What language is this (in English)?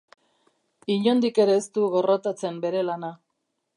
Basque